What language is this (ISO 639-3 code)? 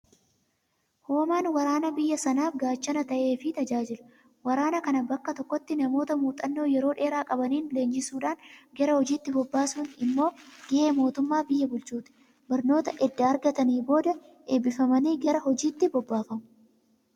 orm